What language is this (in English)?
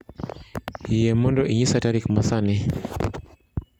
Luo (Kenya and Tanzania)